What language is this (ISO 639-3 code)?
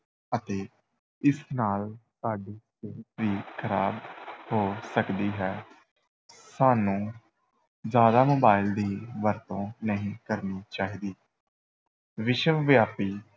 pan